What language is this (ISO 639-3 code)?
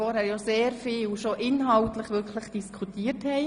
gsw